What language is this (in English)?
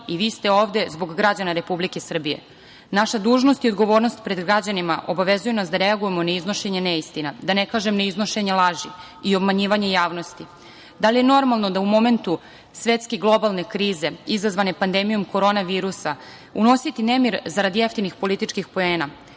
Serbian